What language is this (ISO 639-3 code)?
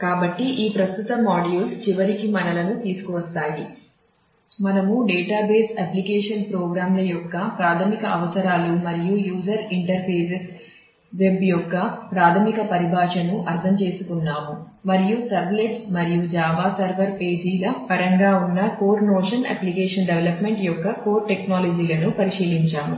tel